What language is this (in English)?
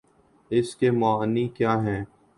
Urdu